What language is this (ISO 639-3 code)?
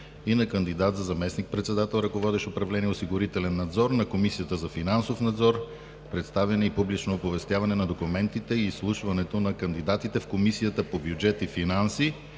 bul